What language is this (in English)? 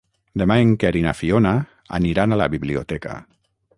Catalan